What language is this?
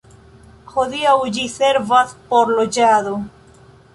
Esperanto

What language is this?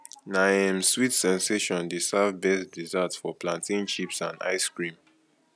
Nigerian Pidgin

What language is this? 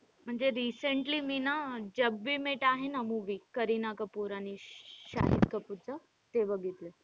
Marathi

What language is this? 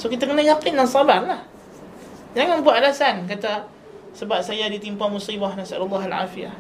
Malay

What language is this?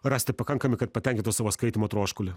Lithuanian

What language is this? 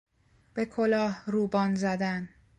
Persian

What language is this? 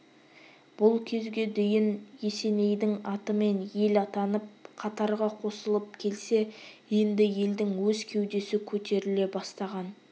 Kazakh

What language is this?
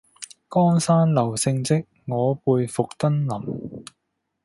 Cantonese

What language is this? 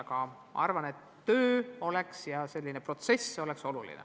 Estonian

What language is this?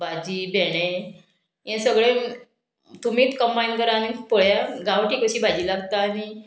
Konkani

